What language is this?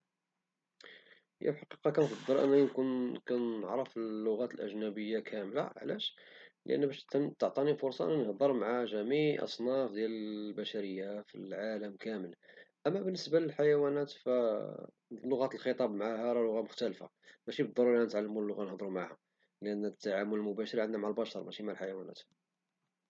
Moroccan Arabic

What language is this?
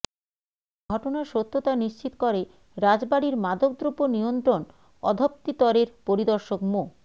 Bangla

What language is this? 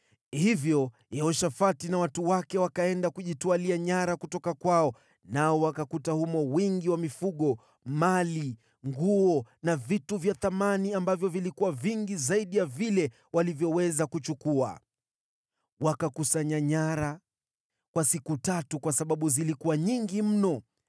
Swahili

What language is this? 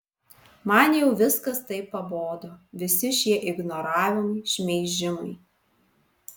Lithuanian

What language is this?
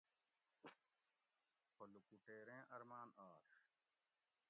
Gawri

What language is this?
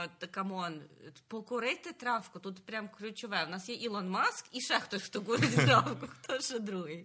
Ukrainian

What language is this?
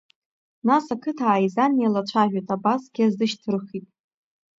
Abkhazian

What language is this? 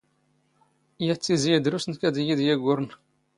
Standard Moroccan Tamazight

